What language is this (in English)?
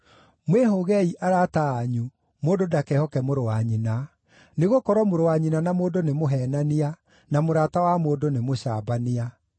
Kikuyu